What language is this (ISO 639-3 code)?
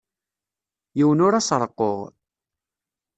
kab